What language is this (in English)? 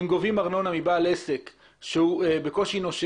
Hebrew